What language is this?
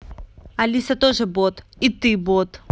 Russian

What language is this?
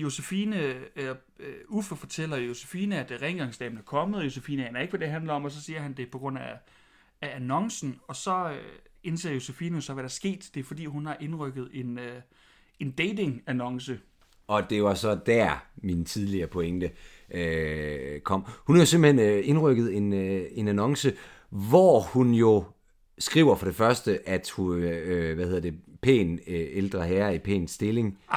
Danish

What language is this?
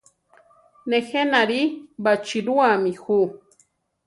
Central Tarahumara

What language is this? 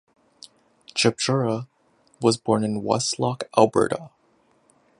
English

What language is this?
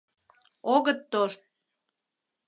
Mari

